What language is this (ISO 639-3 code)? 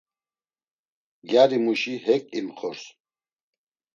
lzz